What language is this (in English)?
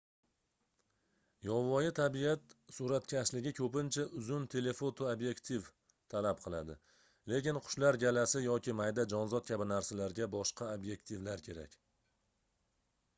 Uzbek